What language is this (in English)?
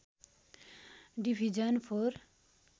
Nepali